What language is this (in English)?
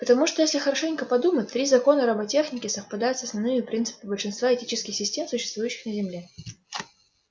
Russian